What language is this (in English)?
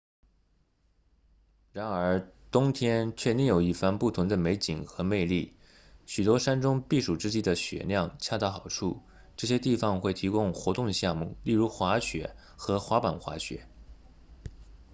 Chinese